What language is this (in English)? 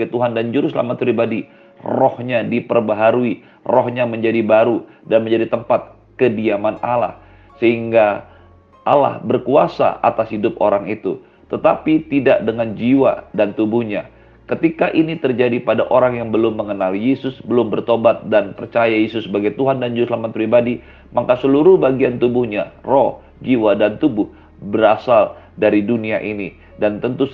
Indonesian